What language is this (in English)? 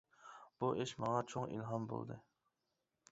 Uyghur